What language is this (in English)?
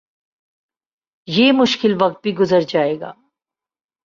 Urdu